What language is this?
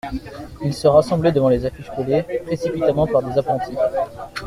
French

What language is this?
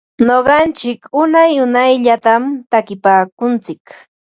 Ambo-Pasco Quechua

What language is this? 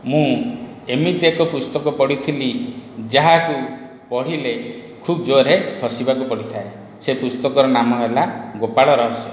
Odia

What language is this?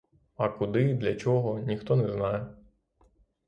Ukrainian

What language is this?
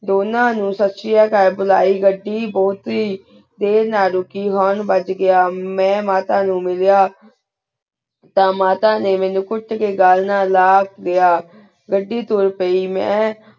Punjabi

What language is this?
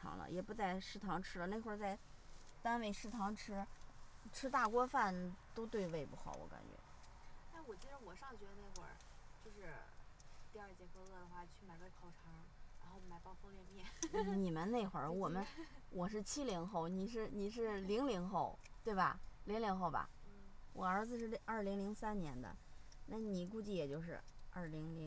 Chinese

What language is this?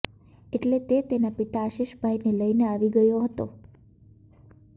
Gujarati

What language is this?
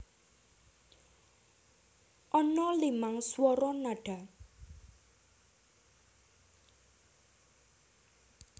Javanese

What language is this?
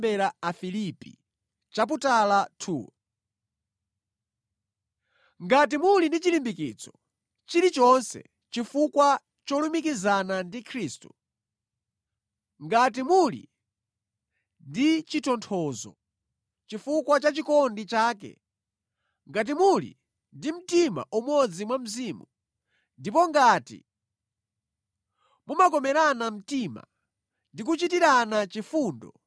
Nyanja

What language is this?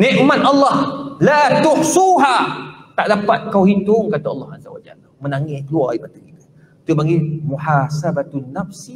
Malay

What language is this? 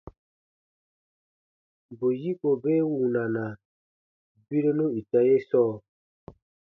Baatonum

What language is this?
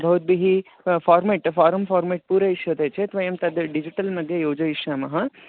Sanskrit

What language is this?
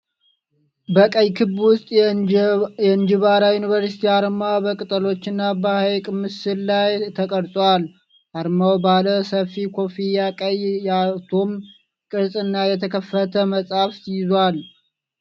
Amharic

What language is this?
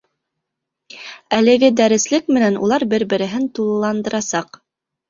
Bashkir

